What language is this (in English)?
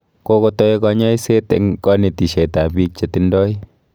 Kalenjin